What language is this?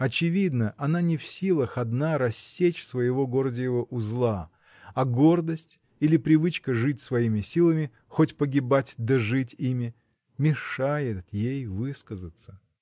Russian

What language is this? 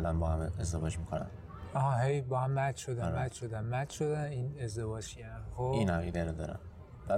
Persian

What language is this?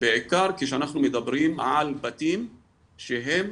Hebrew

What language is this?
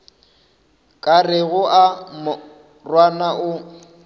Northern Sotho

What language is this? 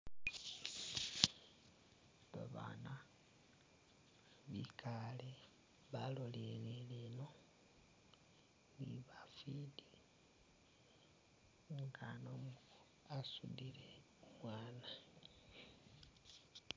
Masaaba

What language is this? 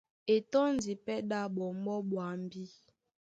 Duala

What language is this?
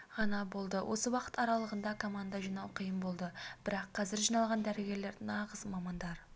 Kazakh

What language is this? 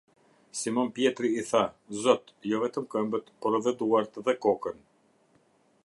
Albanian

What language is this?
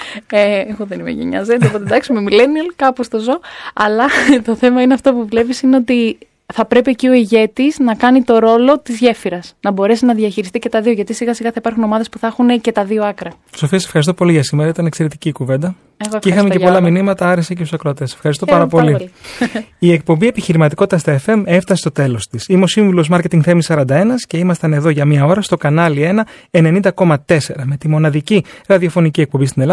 Greek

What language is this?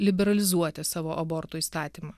Lithuanian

